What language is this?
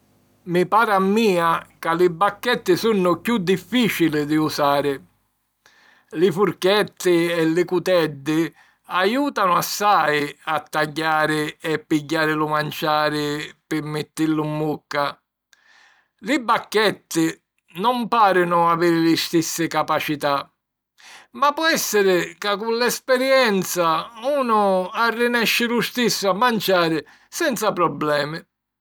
Sicilian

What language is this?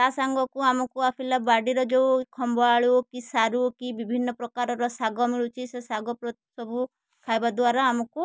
Odia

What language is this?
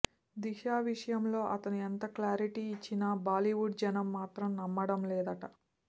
Telugu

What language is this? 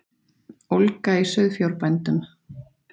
Icelandic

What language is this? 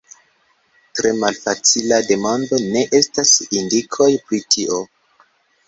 Esperanto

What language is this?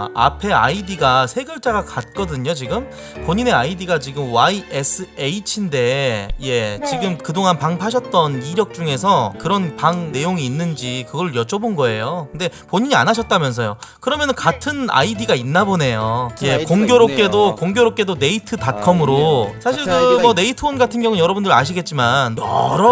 Korean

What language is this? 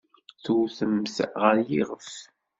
Kabyle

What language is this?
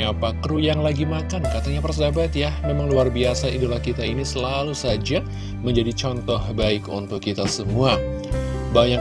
Indonesian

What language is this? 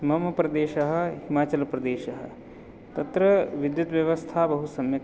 Sanskrit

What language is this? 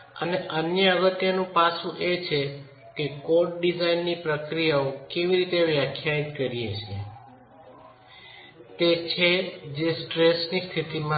Gujarati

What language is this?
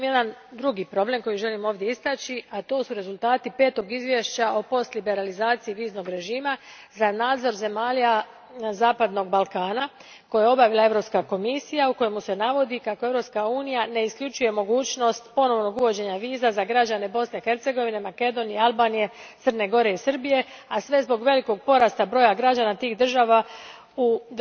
Croatian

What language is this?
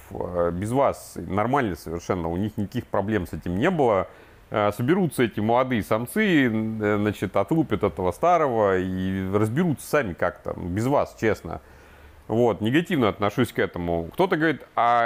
Russian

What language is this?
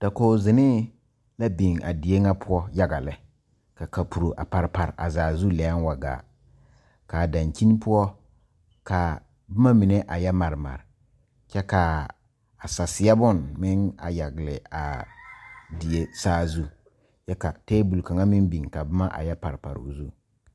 Southern Dagaare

